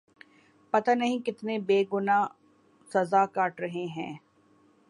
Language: Urdu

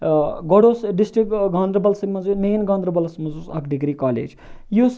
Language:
Kashmiri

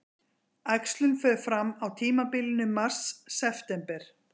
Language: Icelandic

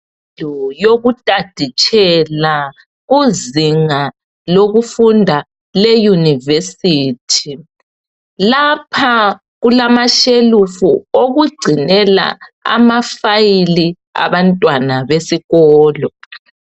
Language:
North Ndebele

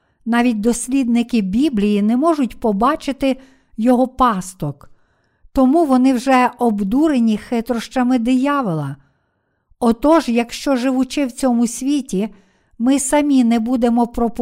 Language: Ukrainian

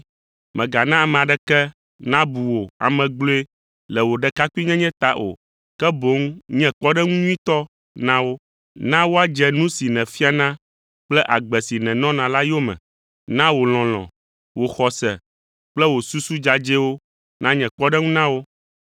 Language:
Ewe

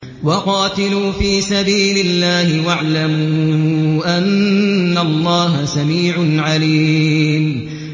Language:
Arabic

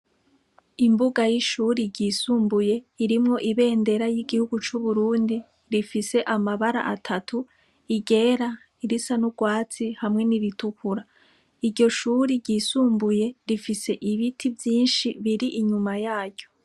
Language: Rundi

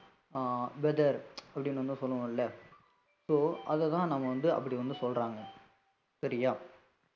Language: Tamil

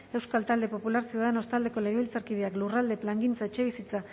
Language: Basque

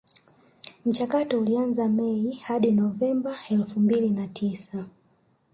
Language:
Swahili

